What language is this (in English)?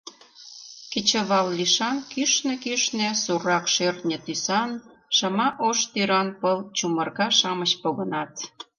Mari